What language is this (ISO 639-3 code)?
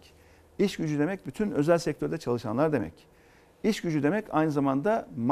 tur